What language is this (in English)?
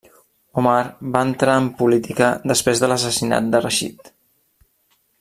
Catalan